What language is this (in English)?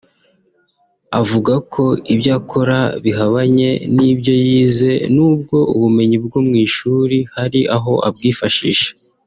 Kinyarwanda